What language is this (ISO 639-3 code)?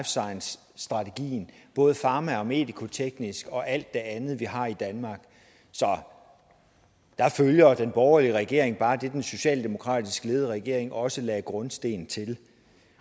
dan